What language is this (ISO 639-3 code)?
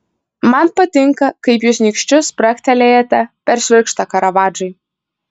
lit